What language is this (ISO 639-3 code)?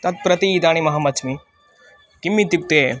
san